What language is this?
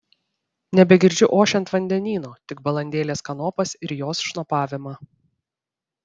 Lithuanian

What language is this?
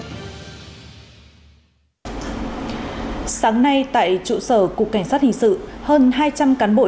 Vietnamese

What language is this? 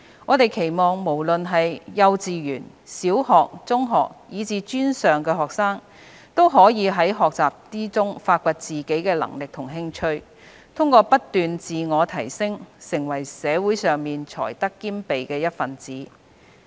Cantonese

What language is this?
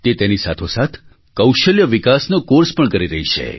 Gujarati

